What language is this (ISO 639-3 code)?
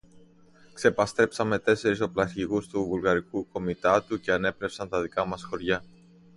ell